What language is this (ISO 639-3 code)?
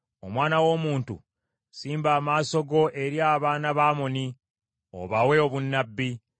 lug